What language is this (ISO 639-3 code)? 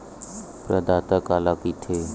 hne